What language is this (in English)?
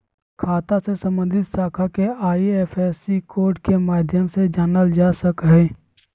Magahi